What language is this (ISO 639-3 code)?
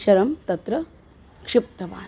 san